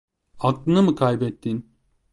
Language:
Turkish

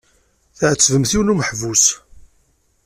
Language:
Kabyle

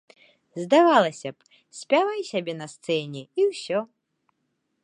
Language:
Belarusian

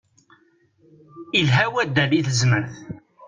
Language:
Kabyle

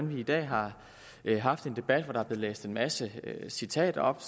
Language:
Danish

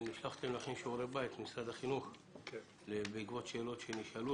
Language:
Hebrew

